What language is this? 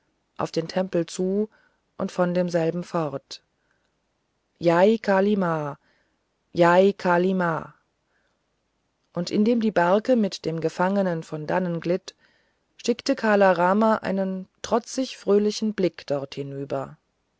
German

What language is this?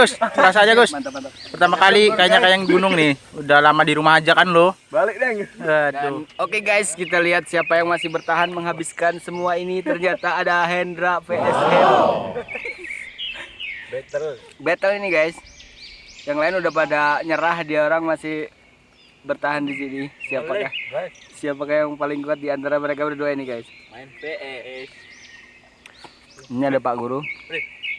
Indonesian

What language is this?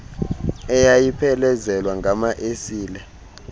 Xhosa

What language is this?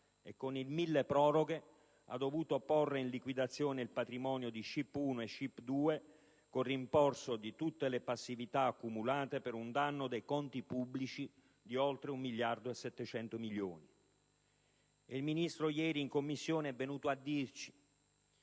Italian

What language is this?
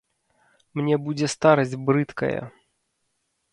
Belarusian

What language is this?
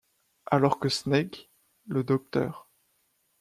French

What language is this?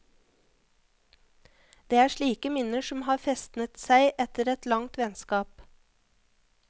Norwegian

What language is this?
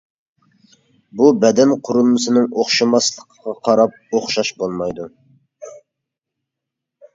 Uyghur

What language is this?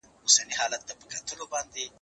Pashto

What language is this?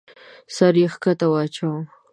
Pashto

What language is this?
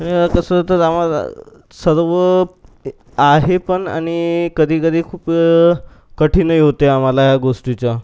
Marathi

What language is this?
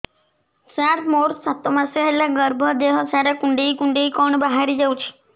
Odia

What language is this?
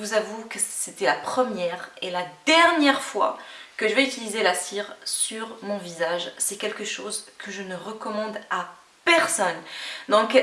French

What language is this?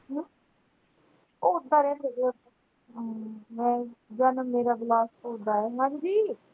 Punjabi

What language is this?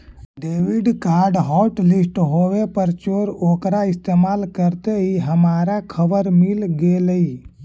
Magahi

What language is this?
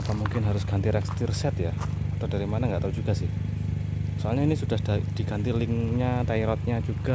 Indonesian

